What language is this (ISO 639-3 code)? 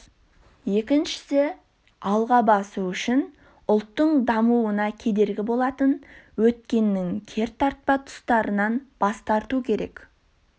kaz